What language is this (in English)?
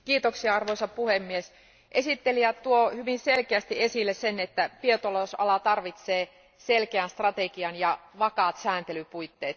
Finnish